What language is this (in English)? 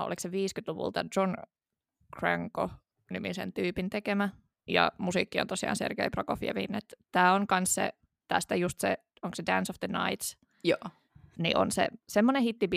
Finnish